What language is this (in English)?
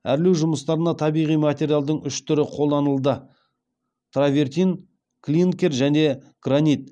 Kazakh